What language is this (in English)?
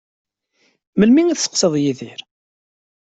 Kabyle